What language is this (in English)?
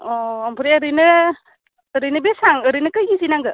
Bodo